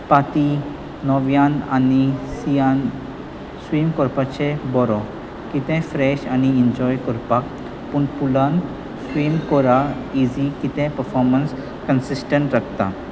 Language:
Konkani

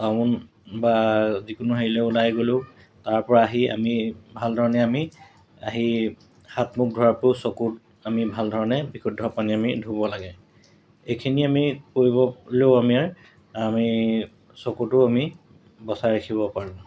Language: Assamese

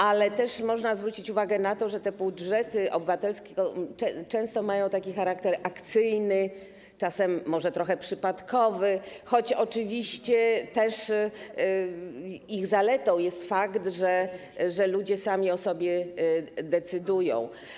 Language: Polish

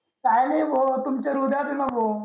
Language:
Marathi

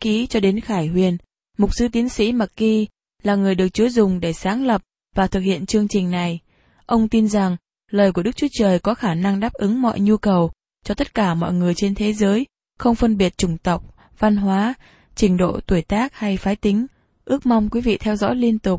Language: Vietnamese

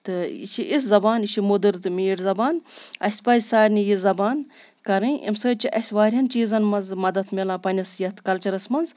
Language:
Kashmiri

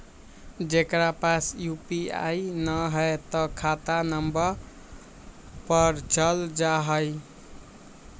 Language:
Magahi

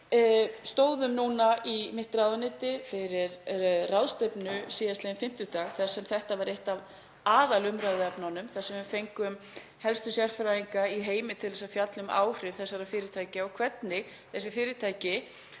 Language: Icelandic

